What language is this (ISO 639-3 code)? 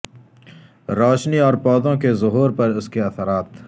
urd